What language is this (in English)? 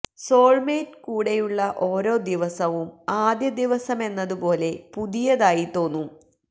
Malayalam